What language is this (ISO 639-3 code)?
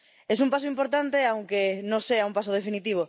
spa